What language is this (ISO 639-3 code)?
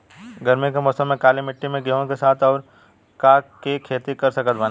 bho